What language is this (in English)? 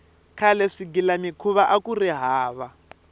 Tsonga